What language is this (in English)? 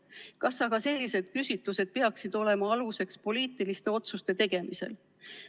Estonian